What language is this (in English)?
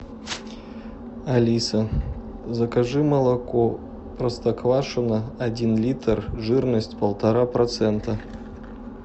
Russian